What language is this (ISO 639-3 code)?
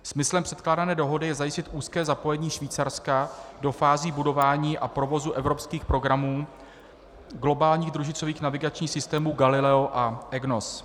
ces